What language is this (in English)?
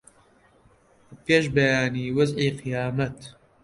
Central Kurdish